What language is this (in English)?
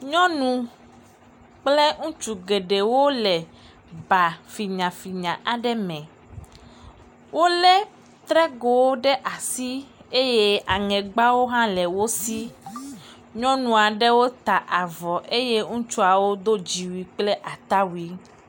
Ewe